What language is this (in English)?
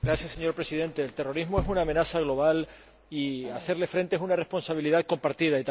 Spanish